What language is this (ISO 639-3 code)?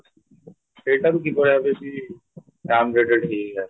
ori